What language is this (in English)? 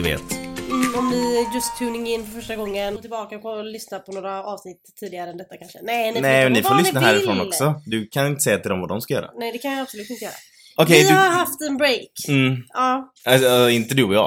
Swedish